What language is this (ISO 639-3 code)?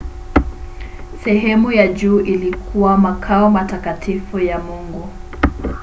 swa